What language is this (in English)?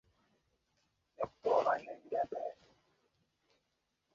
Uzbek